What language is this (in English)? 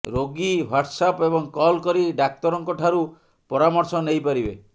Odia